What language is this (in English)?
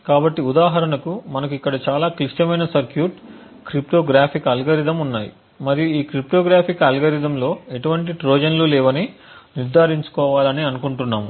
Telugu